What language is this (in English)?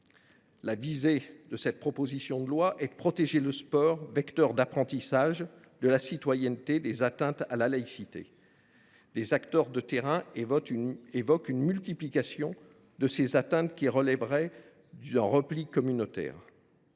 French